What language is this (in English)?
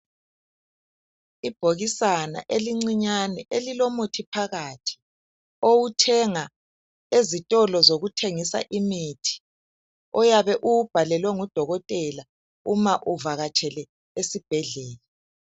North Ndebele